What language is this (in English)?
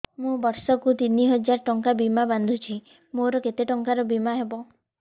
Odia